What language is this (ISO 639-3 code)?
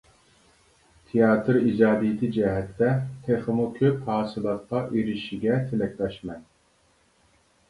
uig